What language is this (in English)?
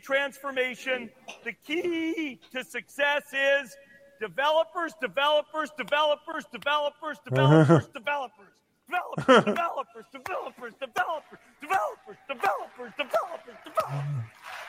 Hebrew